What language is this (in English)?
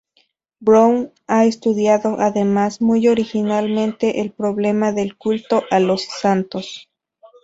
Spanish